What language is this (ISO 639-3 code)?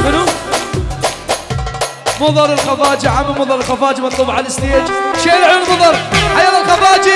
ara